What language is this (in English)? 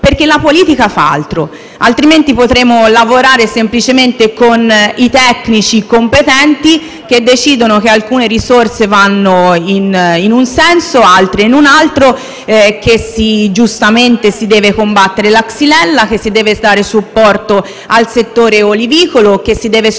Italian